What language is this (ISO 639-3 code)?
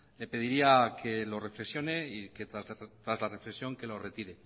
spa